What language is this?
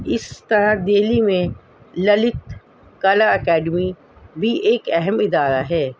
Urdu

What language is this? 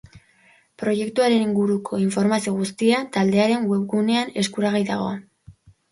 Basque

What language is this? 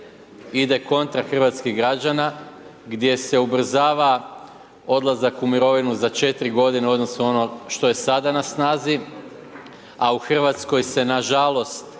Croatian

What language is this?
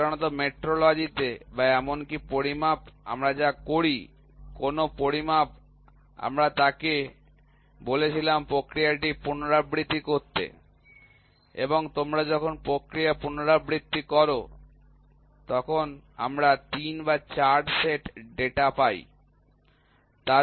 Bangla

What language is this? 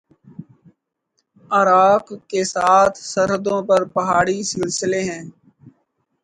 Urdu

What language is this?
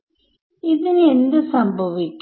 Malayalam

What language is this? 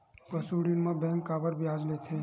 Chhattisgarhi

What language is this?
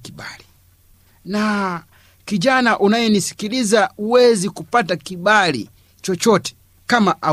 Swahili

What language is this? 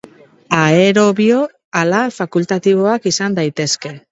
Basque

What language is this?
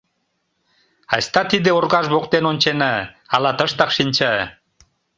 Mari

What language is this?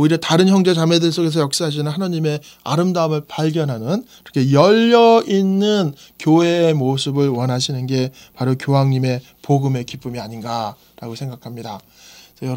Korean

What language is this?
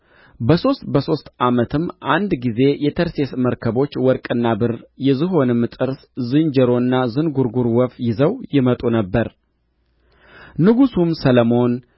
Amharic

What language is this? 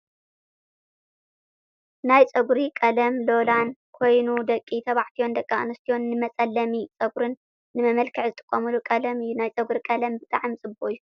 Tigrinya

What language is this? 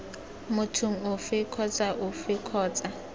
Tswana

